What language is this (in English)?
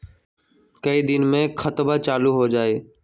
Magahi